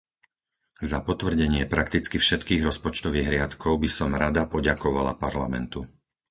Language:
Slovak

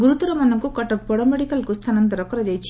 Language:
Odia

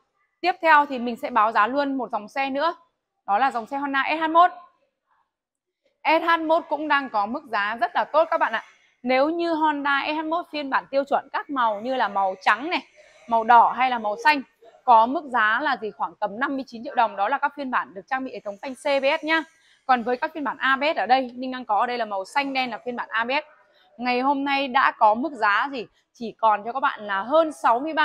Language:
Vietnamese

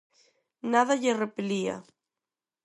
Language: Galician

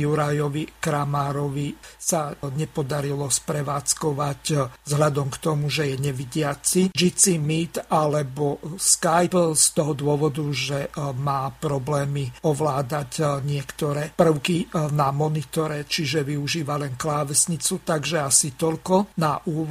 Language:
Slovak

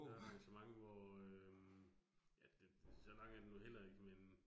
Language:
Danish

